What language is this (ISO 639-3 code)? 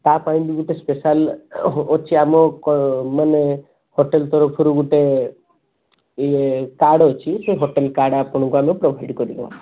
ori